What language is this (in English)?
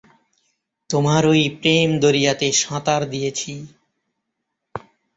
Bangla